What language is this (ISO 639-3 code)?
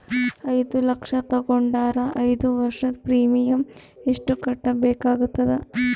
kan